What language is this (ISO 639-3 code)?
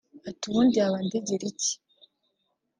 kin